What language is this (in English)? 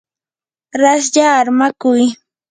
Yanahuanca Pasco Quechua